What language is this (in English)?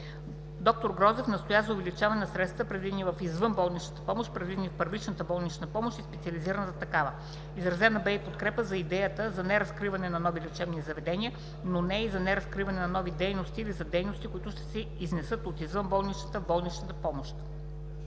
Bulgarian